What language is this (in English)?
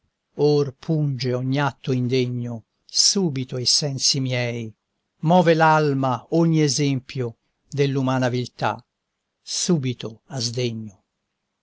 Italian